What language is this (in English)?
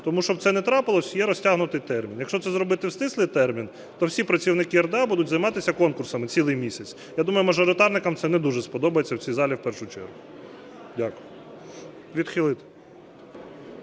Ukrainian